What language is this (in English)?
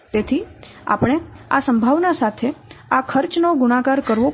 Gujarati